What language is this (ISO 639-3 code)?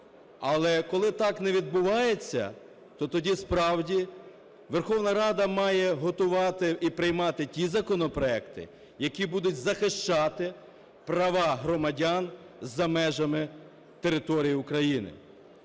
ukr